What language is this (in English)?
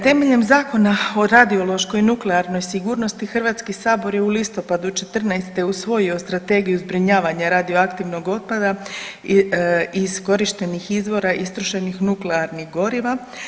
Croatian